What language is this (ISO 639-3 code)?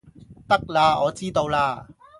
yue